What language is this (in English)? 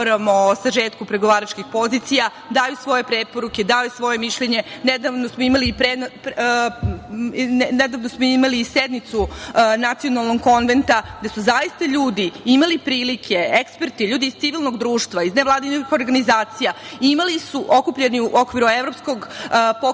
Serbian